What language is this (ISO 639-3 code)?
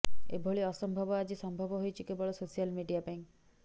ori